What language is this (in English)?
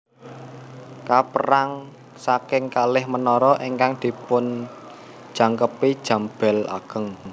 Javanese